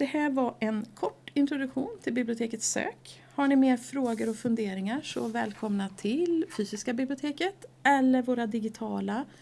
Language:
Swedish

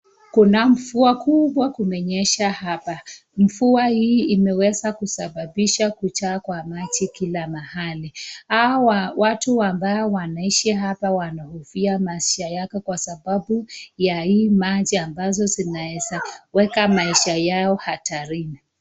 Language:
Swahili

